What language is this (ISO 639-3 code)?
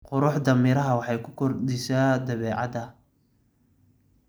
som